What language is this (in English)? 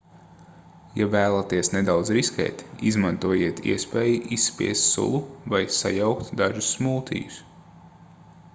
Latvian